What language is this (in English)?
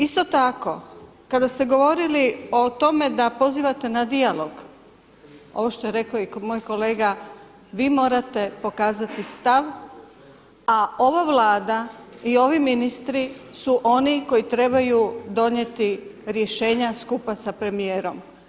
Croatian